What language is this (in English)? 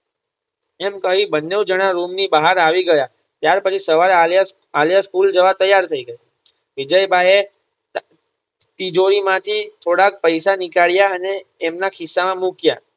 Gujarati